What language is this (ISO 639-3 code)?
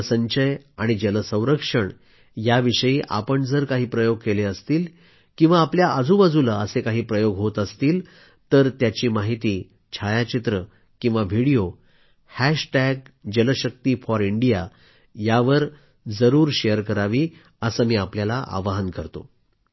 mar